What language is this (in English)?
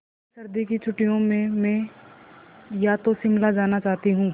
Hindi